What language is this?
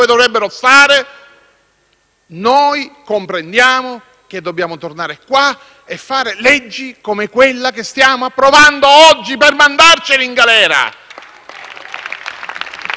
Italian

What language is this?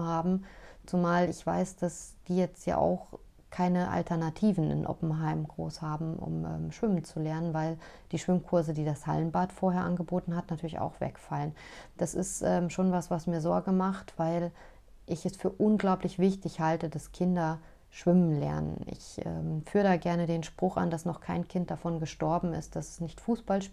German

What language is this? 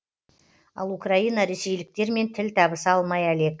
Kazakh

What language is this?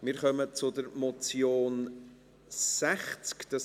Swiss German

